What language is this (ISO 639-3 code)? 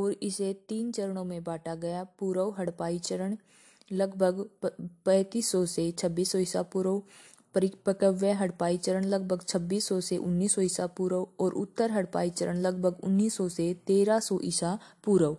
hin